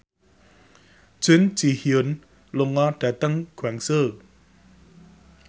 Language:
Javanese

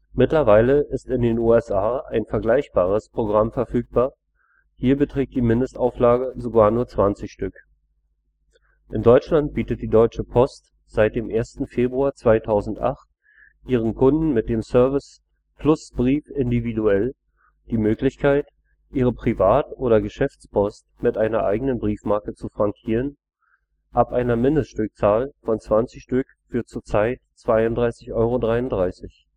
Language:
German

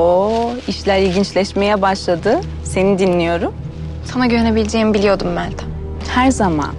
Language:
Turkish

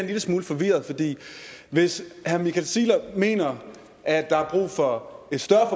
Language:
Danish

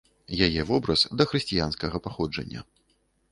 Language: Belarusian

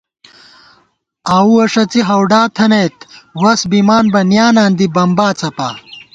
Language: Gawar-Bati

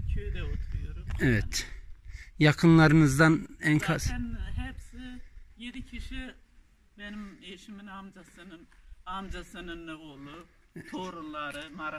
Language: Turkish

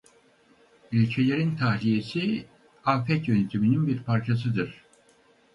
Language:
Turkish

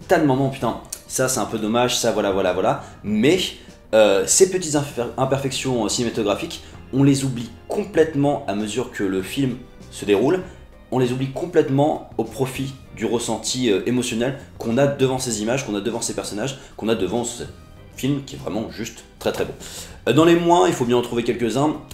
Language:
French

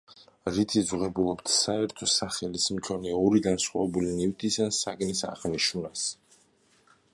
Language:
Georgian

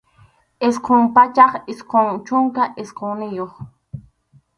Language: Arequipa-La Unión Quechua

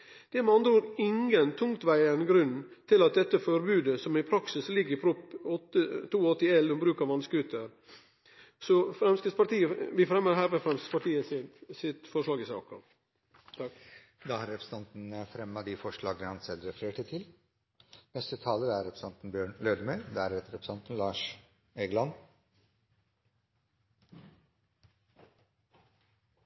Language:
Norwegian Nynorsk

